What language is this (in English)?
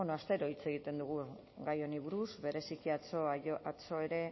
Basque